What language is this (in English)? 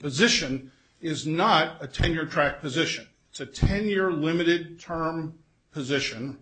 English